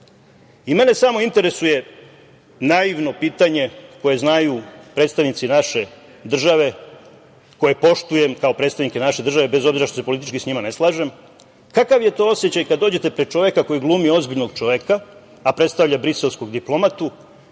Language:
Serbian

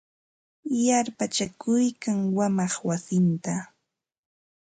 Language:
Ambo-Pasco Quechua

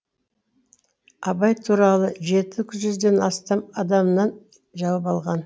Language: Kazakh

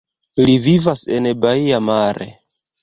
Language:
Esperanto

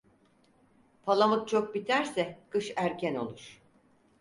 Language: Turkish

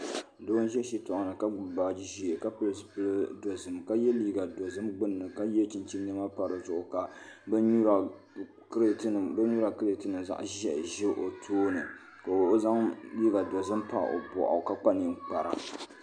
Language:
Dagbani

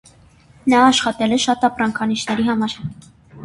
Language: Armenian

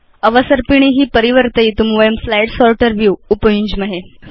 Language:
Sanskrit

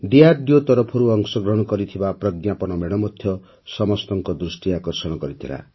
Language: Odia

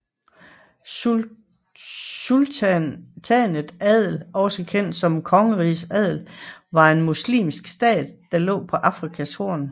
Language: Danish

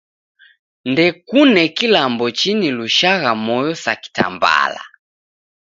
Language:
Taita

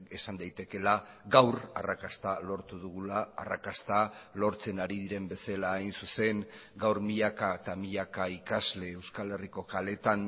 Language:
Basque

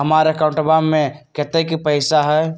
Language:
Magahi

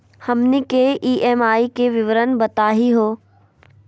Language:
Magahi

